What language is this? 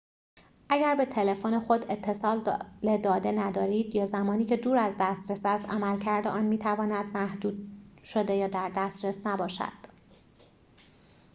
Persian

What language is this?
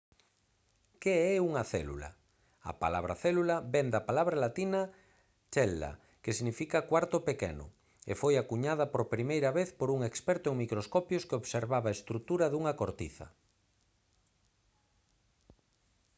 Galician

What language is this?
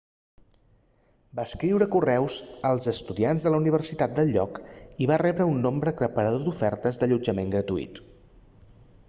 Catalan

